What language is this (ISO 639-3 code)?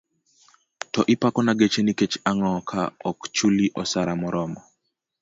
luo